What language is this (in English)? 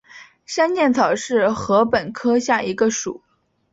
Chinese